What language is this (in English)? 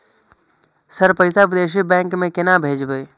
Maithili